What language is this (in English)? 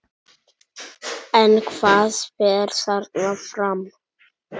Icelandic